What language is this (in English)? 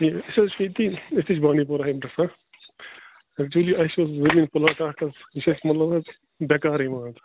Kashmiri